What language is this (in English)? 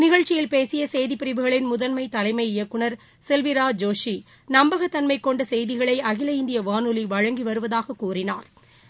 Tamil